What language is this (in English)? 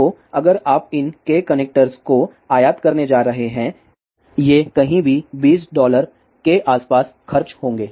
Hindi